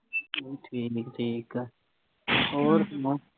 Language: Punjabi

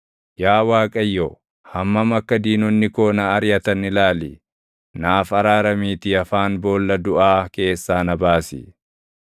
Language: Oromo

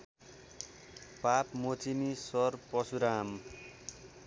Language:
Nepali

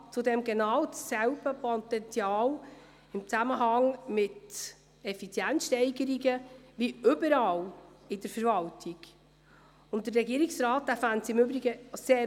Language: Swiss German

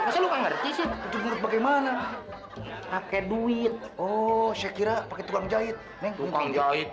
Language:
Indonesian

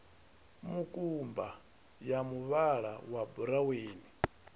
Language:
Venda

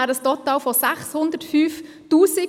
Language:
Swiss German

